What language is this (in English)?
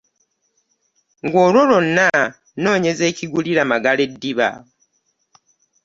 Ganda